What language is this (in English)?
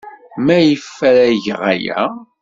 Kabyle